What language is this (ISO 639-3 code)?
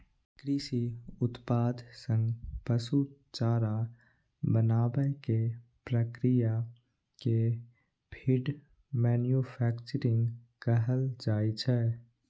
mai